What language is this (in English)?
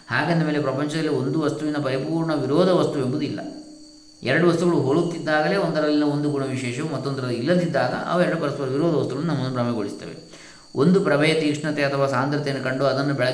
Kannada